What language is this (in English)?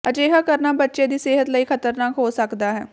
Punjabi